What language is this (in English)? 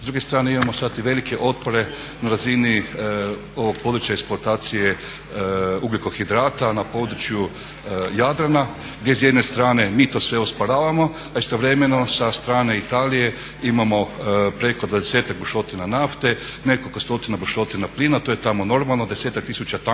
Croatian